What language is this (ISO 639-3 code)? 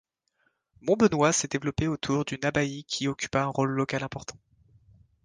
fra